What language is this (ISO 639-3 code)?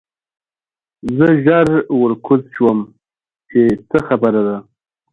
pus